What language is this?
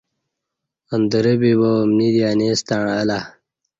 Kati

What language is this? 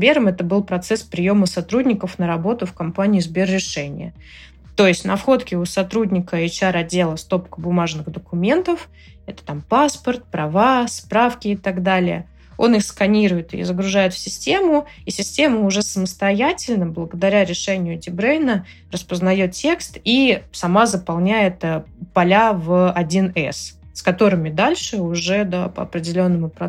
Russian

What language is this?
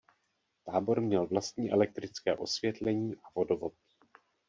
Czech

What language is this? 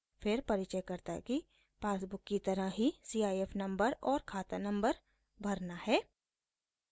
Hindi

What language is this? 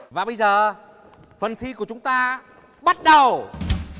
Vietnamese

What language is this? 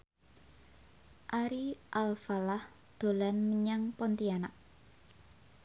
Javanese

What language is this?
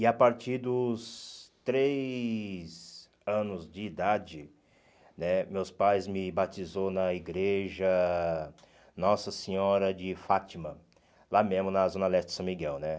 Portuguese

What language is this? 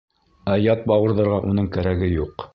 Bashkir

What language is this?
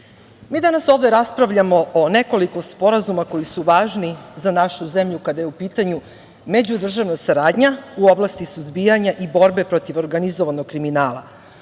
Serbian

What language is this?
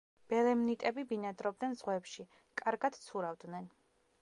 Georgian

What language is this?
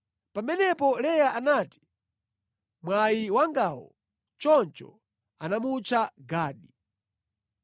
Nyanja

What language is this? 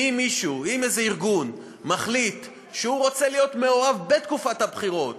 Hebrew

